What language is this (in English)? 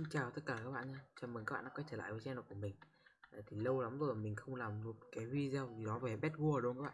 Vietnamese